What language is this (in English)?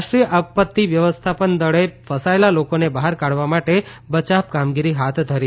Gujarati